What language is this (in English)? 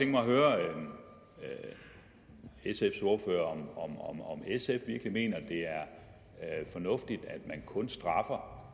Danish